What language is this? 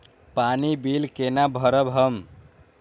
Maithili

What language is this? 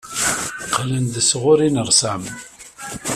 Kabyle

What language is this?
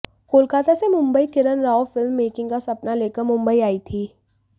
Hindi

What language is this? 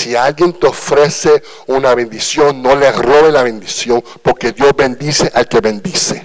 Spanish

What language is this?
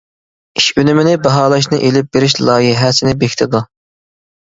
Uyghur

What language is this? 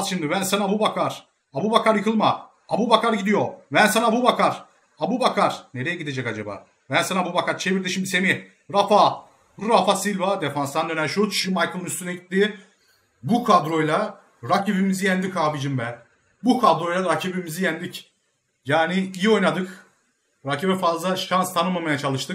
Turkish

